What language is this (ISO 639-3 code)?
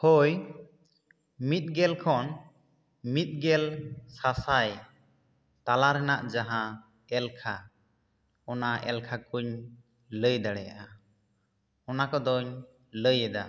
sat